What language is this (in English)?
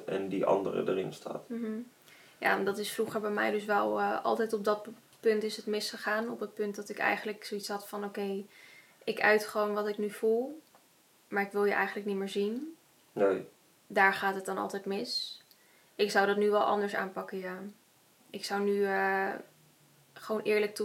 Dutch